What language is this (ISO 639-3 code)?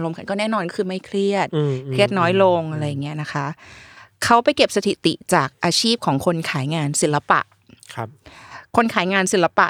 tha